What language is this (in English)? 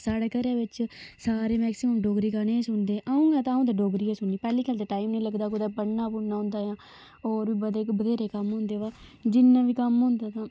Dogri